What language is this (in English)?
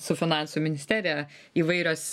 Lithuanian